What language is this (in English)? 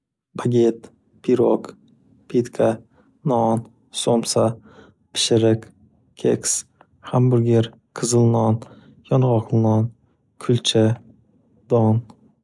Uzbek